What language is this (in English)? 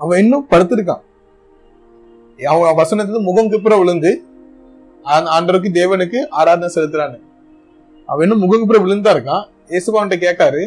Tamil